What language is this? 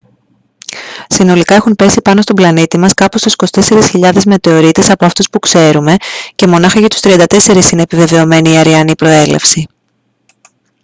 Greek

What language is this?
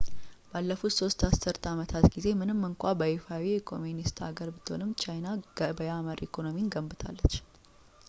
Amharic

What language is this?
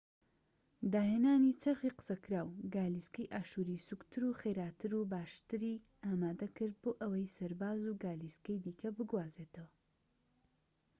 Central Kurdish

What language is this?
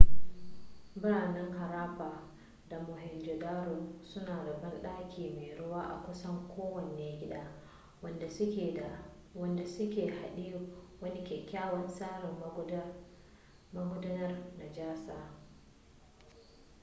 Hausa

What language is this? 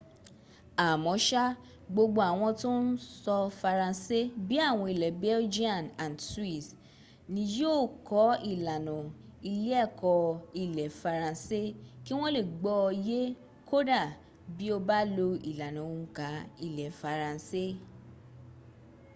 Yoruba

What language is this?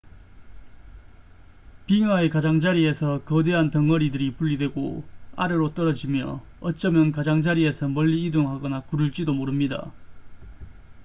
Korean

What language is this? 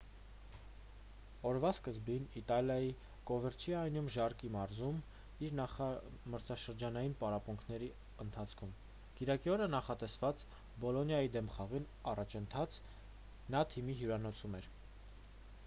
Armenian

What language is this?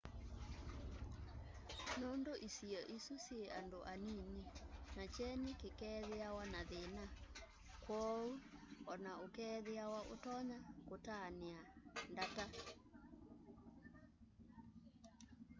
Kamba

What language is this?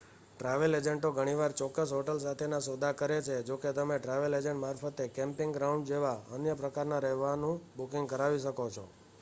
Gujarati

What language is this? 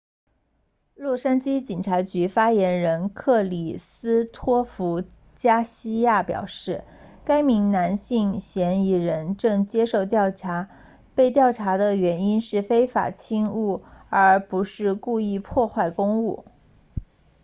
Chinese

